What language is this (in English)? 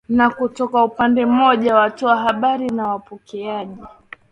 Swahili